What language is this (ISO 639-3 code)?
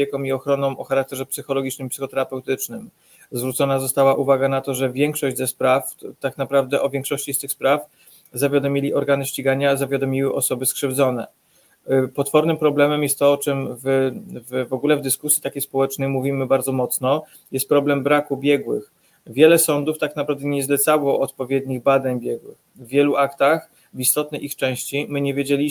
pol